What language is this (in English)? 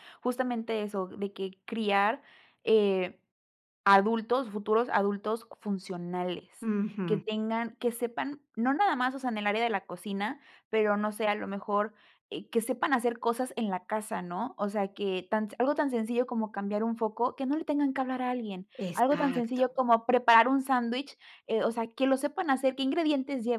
Spanish